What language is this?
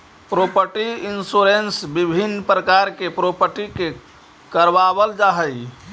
Magahi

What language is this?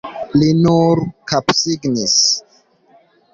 Esperanto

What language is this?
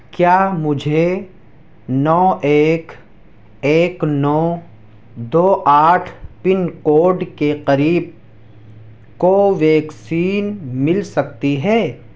Urdu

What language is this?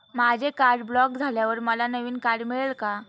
Marathi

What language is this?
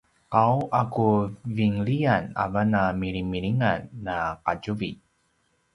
Paiwan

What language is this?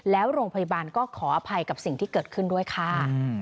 Thai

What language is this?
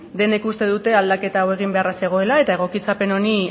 Basque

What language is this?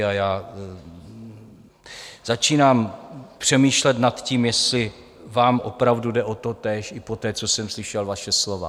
Czech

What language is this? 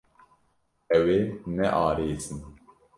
Kurdish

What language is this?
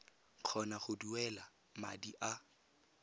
Tswana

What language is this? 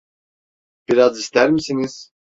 Turkish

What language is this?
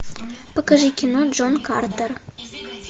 Russian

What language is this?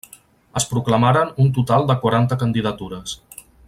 Catalan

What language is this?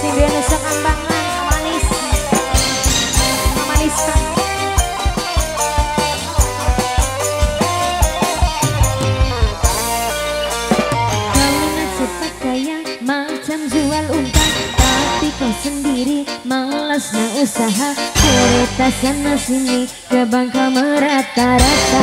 Indonesian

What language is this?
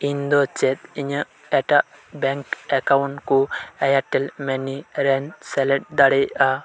Santali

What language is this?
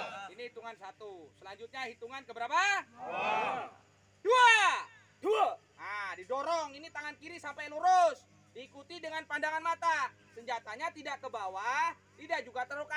Indonesian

